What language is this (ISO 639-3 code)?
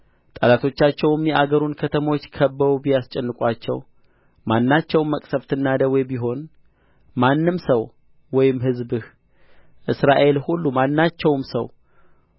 amh